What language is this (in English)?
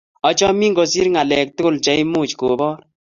Kalenjin